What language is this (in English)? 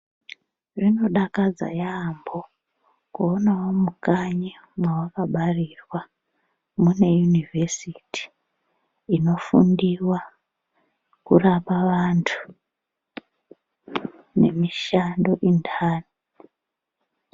Ndau